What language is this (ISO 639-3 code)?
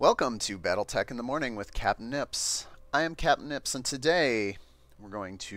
eng